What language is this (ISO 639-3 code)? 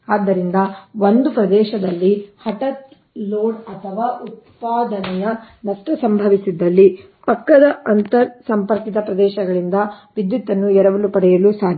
kan